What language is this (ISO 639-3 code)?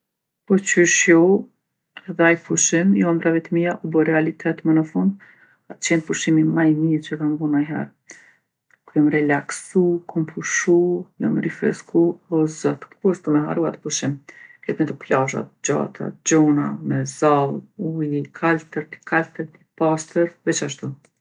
aln